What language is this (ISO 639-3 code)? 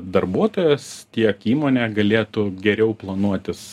lit